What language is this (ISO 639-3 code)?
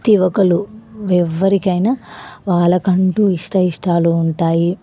tel